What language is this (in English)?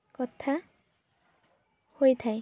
Odia